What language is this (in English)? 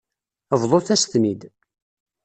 Kabyle